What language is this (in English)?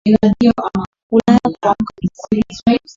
Swahili